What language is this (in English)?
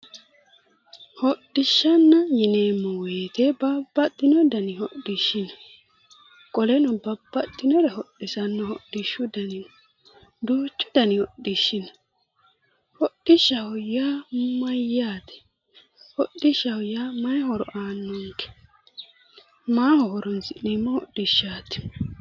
Sidamo